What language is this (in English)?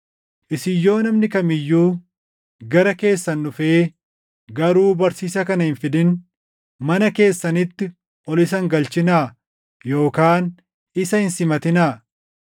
Oromo